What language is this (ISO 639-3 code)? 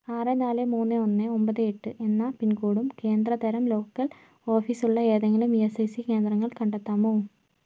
mal